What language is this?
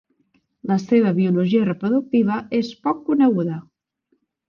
Catalan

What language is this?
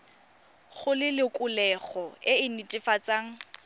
Tswana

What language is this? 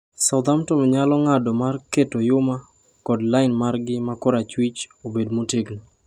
Luo (Kenya and Tanzania)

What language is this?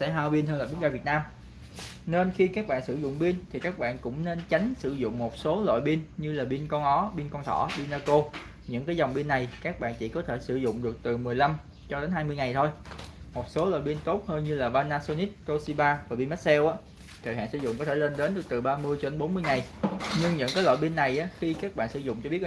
Vietnamese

